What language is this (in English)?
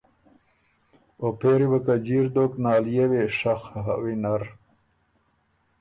Ormuri